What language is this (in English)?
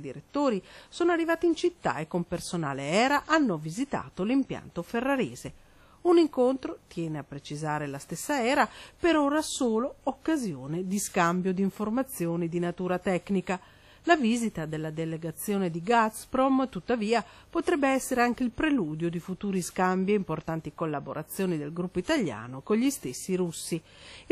Italian